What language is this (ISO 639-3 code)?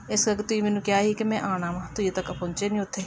pan